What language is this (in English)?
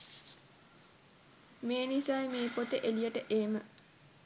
Sinhala